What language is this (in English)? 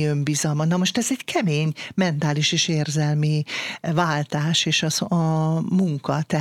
Hungarian